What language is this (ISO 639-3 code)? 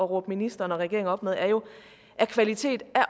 dan